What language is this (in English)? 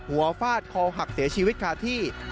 Thai